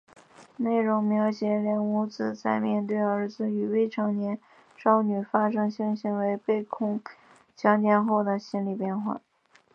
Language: Chinese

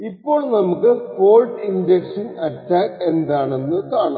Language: Malayalam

